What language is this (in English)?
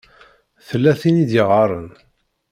Kabyle